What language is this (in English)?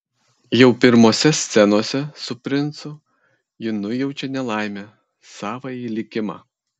Lithuanian